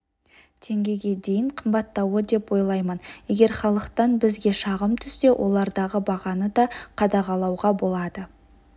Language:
Kazakh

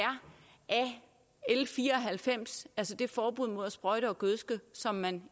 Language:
Danish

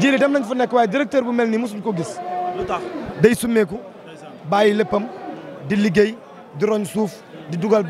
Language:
French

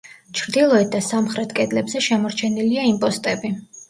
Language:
Georgian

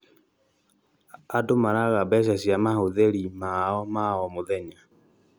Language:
Kikuyu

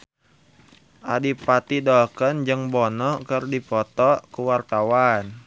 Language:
Sundanese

